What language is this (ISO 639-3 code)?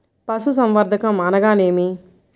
tel